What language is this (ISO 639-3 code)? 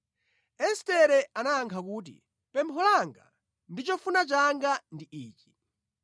nya